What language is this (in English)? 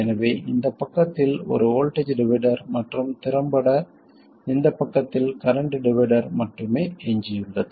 Tamil